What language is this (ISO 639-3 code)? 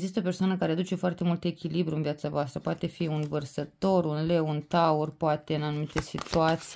ron